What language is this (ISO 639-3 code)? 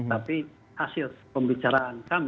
ind